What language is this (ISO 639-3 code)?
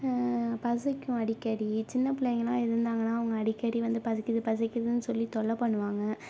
tam